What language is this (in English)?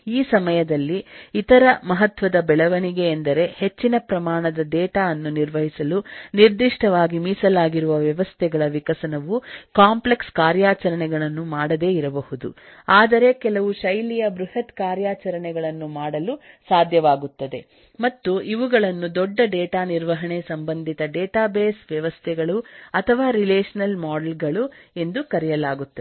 Kannada